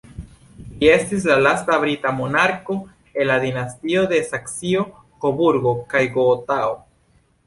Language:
Esperanto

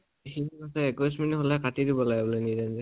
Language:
Assamese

